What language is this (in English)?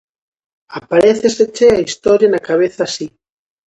Galician